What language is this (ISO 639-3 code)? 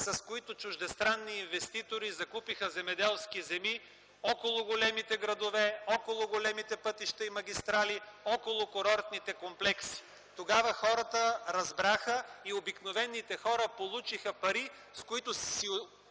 bul